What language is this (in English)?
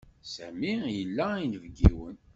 Kabyle